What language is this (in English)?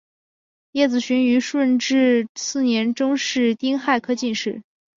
Chinese